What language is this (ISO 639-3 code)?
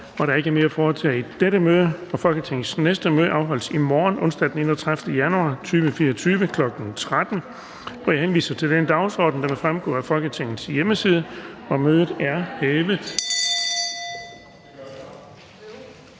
dan